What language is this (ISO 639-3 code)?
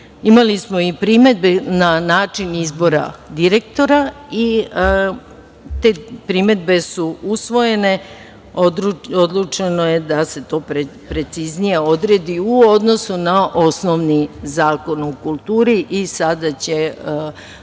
srp